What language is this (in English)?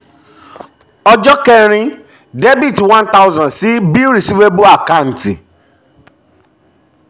Yoruba